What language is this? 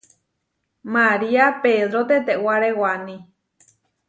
Huarijio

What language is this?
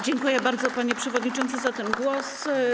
Polish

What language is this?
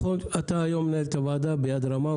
Hebrew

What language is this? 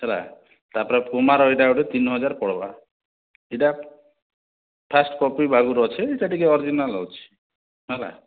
Odia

